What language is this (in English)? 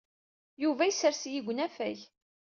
Kabyle